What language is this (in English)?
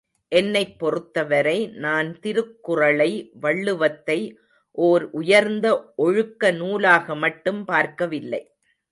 Tamil